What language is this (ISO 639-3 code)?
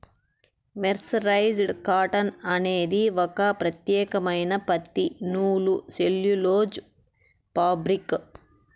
tel